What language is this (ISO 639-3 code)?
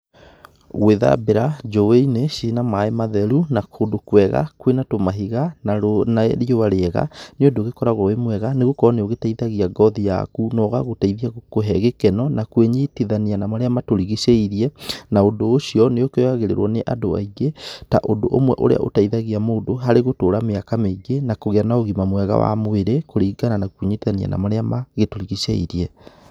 kik